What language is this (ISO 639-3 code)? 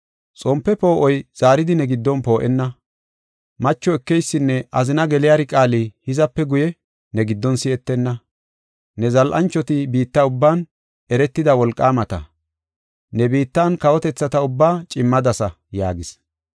gof